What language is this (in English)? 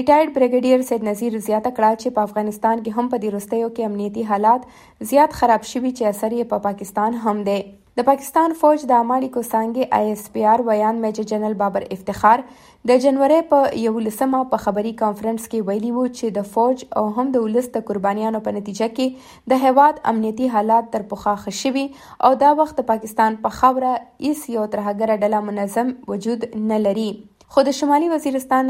Urdu